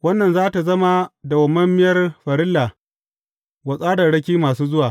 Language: Hausa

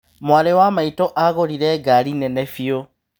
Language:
Kikuyu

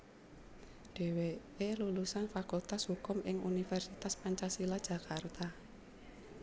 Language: Javanese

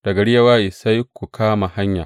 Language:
Hausa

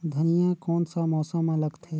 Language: Chhattisgarhi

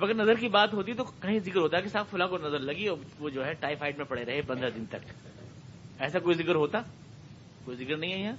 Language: Urdu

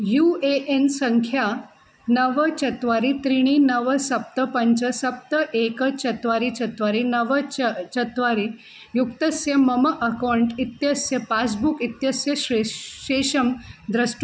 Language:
Sanskrit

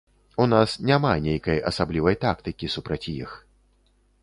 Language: Belarusian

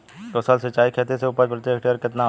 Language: Bhojpuri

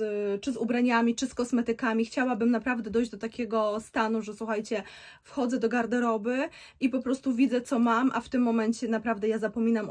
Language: Polish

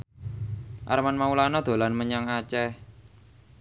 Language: Javanese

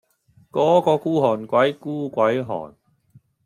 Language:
Cantonese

